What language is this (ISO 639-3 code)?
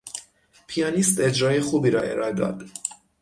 fas